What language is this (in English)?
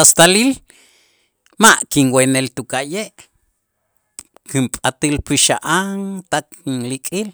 Itzá